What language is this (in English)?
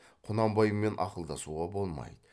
Kazakh